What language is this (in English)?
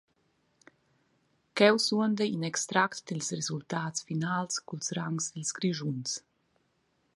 Romansh